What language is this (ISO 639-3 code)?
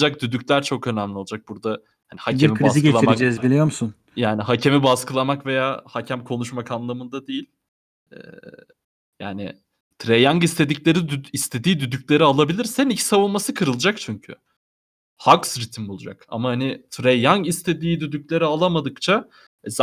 tur